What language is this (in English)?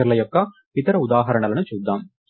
Telugu